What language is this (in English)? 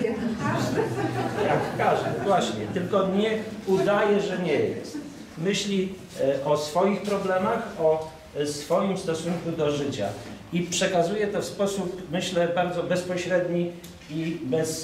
Polish